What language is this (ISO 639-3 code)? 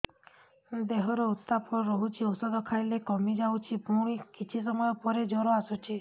ori